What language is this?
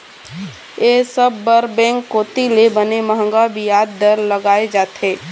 Chhattisgarhi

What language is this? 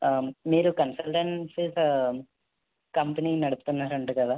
Telugu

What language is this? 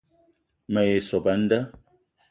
Eton (Cameroon)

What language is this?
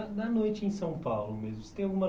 Portuguese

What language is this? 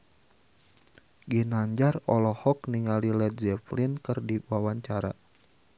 Sundanese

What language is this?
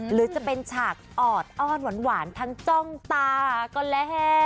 Thai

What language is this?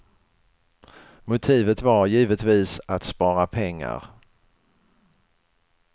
Swedish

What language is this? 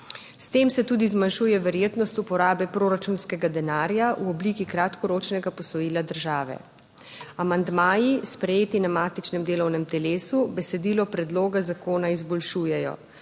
Slovenian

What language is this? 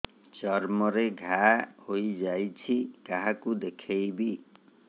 Odia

